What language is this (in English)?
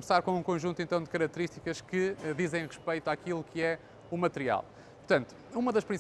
Portuguese